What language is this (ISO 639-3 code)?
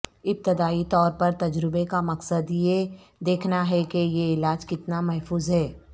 urd